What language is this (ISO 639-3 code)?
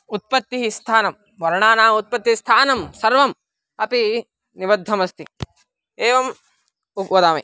san